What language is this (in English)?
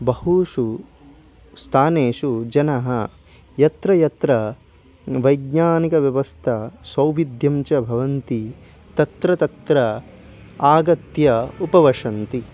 Sanskrit